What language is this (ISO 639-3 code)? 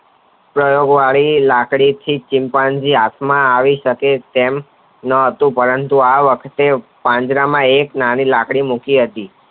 guj